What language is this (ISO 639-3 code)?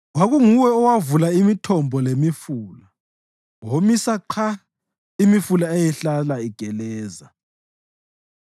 nde